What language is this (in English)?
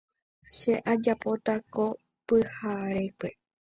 Guarani